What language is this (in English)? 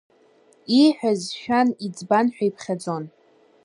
Abkhazian